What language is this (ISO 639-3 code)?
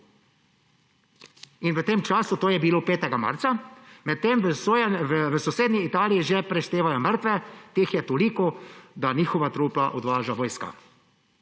slv